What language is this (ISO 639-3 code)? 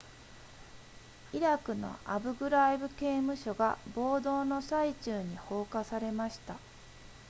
jpn